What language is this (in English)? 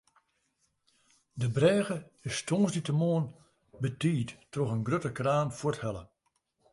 Western Frisian